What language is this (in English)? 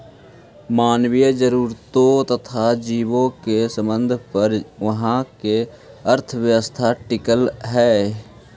Magahi